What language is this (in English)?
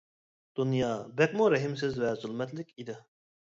Uyghur